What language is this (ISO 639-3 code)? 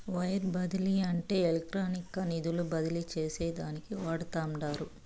tel